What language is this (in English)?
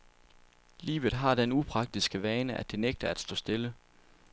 Danish